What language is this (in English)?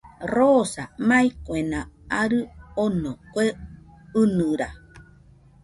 Nüpode Huitoto